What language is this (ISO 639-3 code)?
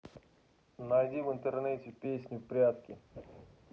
rus